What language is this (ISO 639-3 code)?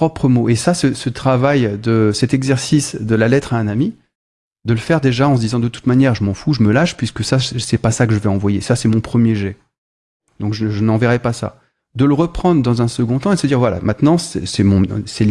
fra